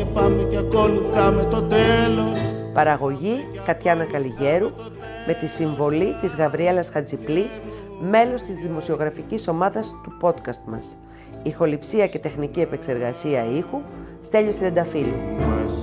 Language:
Greek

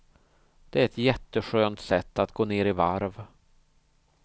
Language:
Swedish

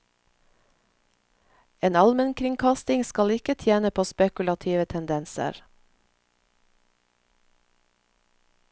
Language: Norwegian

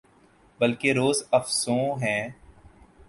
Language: Urdu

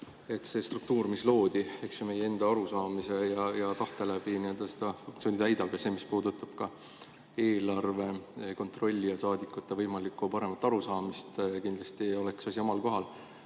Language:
Estonian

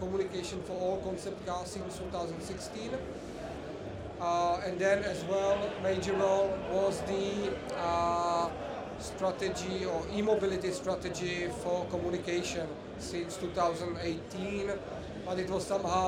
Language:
English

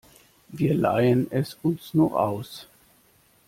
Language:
German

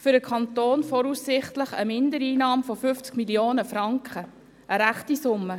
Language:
Swiss German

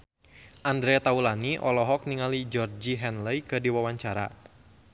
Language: Sundanese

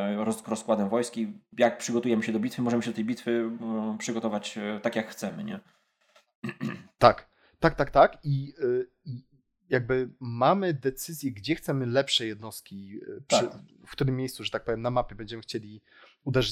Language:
Polish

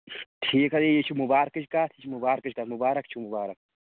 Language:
Kashmiri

